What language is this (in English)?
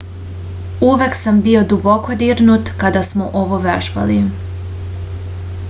Serbian